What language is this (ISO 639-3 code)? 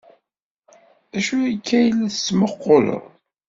kab